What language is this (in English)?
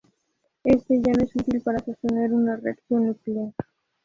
Spanish